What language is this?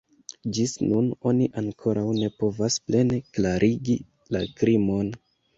Esperanto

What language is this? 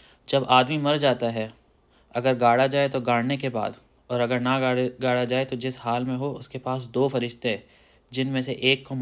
Urdu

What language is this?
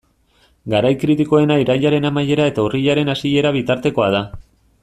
Basque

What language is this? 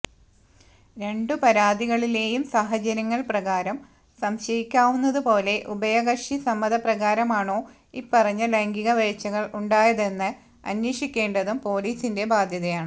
Malayalam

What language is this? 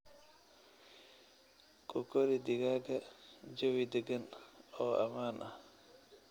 Somali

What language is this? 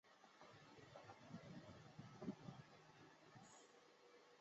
Chinese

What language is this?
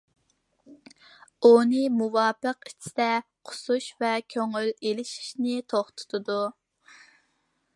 Uyghur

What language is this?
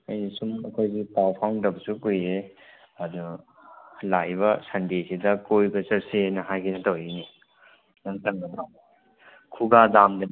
Manipuri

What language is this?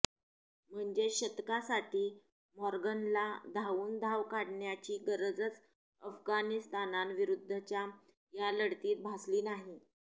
Marathi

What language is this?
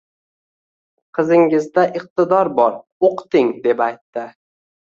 Uzbek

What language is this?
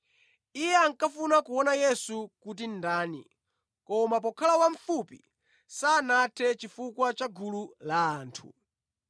Nyanja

